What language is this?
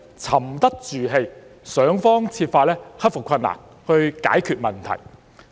Cantonese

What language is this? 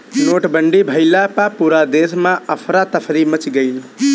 Bhojpuri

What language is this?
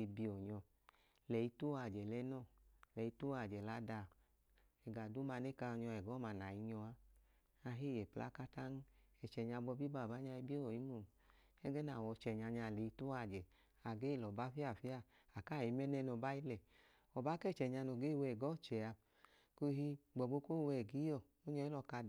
Idoma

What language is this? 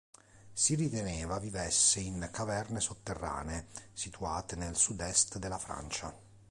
Italian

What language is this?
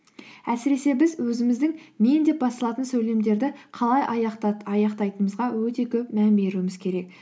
Kazakh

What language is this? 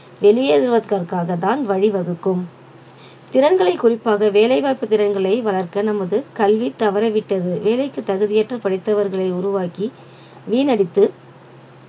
Tamil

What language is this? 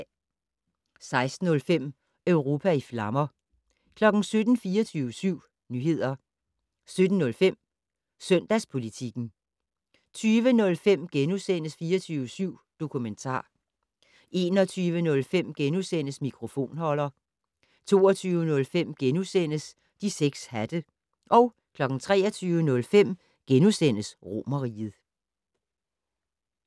Danish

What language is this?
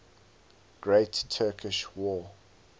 English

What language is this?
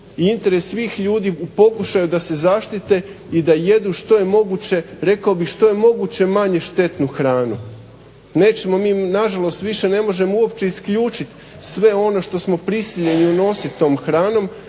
Croatian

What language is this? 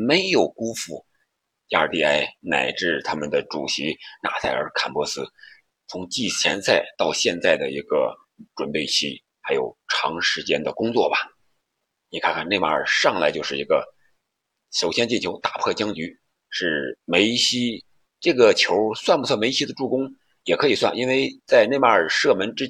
Chinese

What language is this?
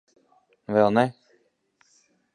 Latvian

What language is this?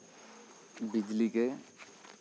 Santali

